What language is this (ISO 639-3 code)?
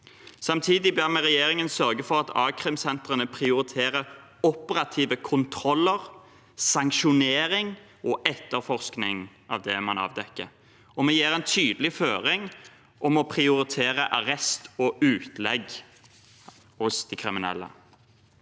nor